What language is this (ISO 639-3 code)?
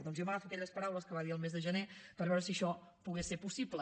cat